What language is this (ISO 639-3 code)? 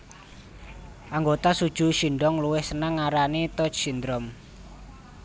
jav